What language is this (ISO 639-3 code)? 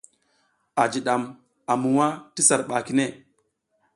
giz